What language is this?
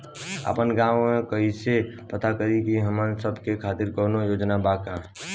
Bhojpuri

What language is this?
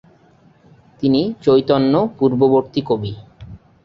Bangla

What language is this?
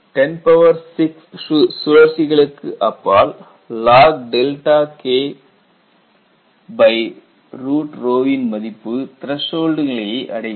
Tamil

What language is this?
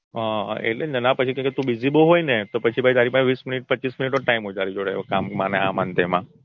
Gujarati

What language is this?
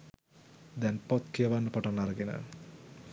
Sinhala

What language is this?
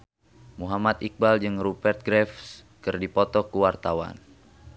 Sundanese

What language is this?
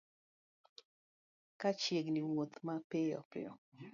Luo (Kenya and Tanzania)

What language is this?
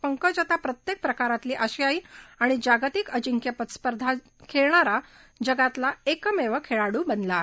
Marathi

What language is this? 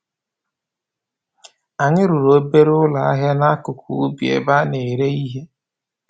Igbo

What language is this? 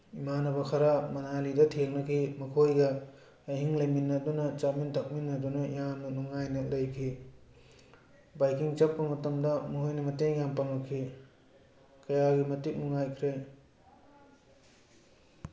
Manipuri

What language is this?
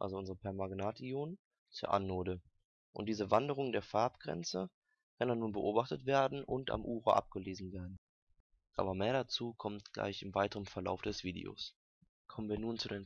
German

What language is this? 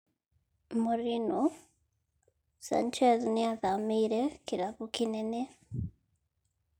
Kikuyu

